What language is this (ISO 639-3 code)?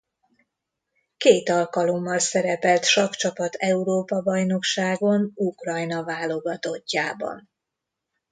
hun